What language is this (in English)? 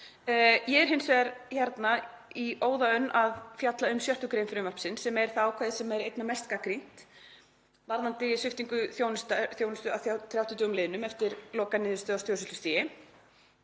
Icelandic